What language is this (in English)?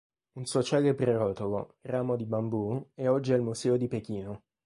Italian